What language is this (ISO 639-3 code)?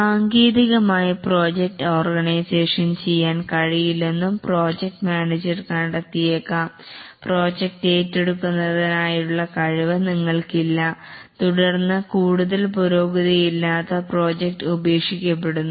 mal